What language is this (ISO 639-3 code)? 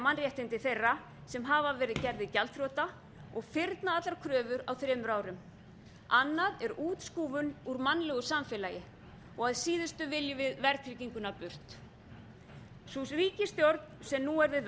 isl